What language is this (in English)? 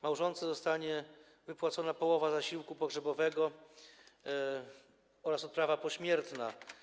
Polish